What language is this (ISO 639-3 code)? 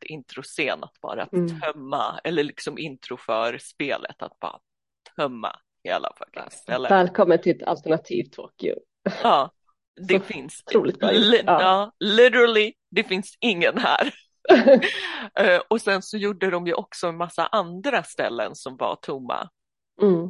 swe